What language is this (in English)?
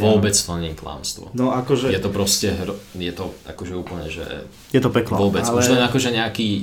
Slovak